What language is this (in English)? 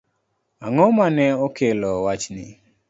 Luo (Kenya and Tanzania)